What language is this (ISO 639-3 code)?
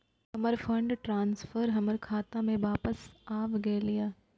mai